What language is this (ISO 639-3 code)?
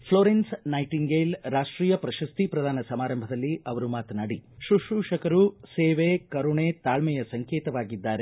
kan